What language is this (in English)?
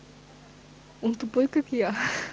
Russian